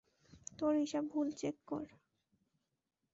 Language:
Bangla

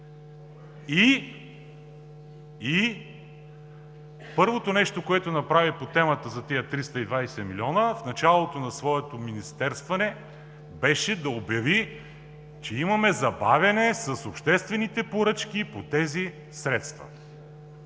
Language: Bulgarian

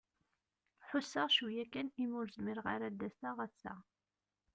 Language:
Kabyle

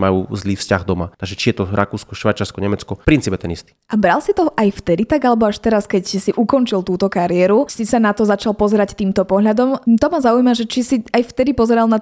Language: Slovak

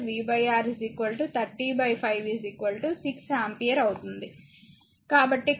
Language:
Telugu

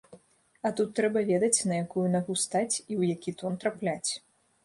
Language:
Belarusian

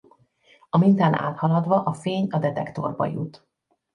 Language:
Hungarian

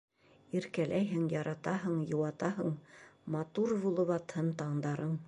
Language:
Bashkir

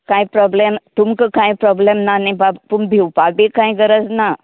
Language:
Konkani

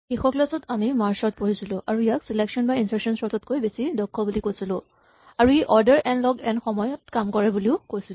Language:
Assamese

